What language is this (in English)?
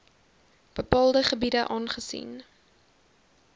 Afrikaans